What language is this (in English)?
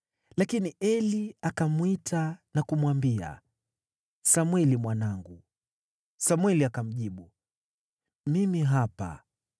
Swahili